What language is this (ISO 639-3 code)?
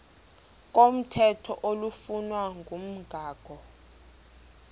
xho